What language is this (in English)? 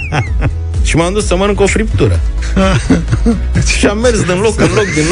Romanian